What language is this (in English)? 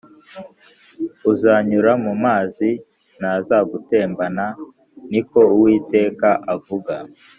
Kinyarwanda